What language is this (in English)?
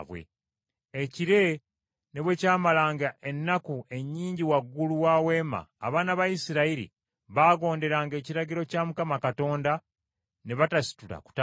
Ganda